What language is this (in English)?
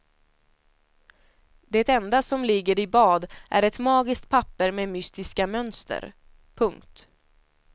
Swedish